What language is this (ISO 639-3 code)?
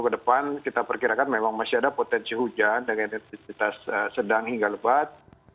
ind